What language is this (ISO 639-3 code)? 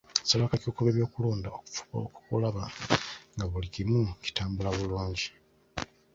lug